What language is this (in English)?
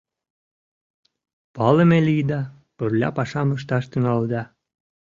Mari